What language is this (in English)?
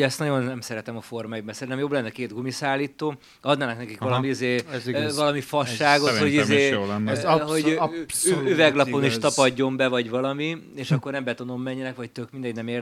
Hungarian